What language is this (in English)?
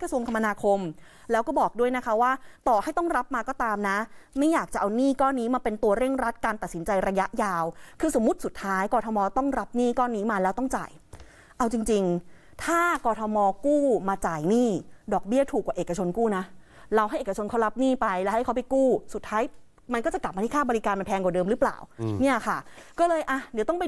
Thai